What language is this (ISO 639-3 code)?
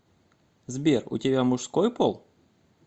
rus